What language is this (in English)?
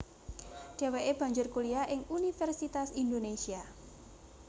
Javanese